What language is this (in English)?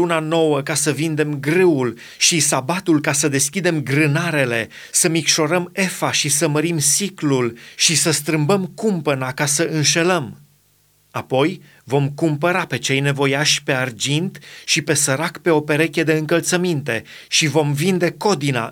Romanian